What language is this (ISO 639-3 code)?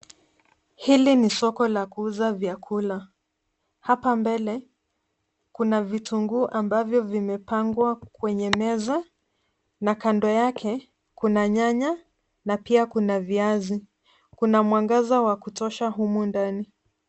swa